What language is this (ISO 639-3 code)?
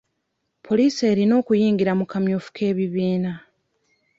lug